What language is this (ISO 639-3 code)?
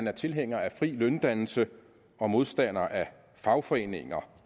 dan